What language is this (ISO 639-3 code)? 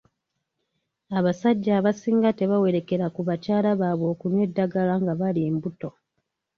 lug